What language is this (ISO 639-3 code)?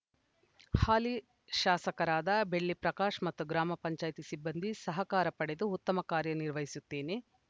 kan